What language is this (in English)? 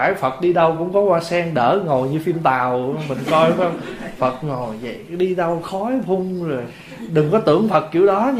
Vietnamese